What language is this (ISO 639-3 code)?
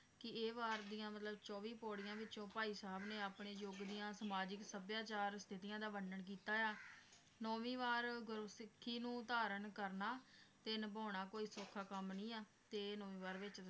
pan